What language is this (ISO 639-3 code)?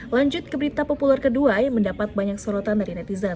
ind